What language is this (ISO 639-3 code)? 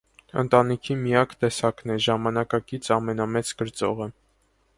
hye